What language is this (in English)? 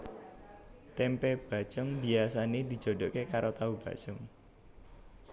Javanese